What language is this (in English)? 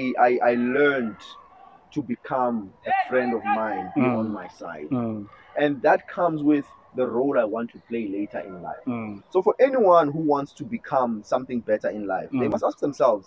English